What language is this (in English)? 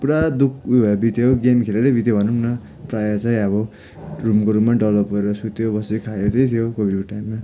Nepali